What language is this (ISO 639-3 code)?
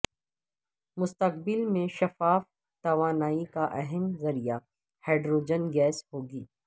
urd